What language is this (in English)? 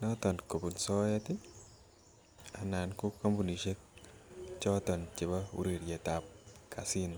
Kalenjin